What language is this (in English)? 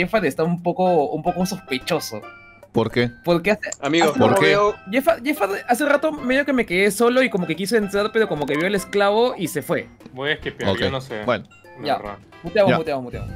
Spanish